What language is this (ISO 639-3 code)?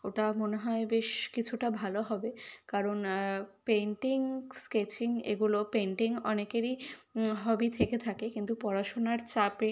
ben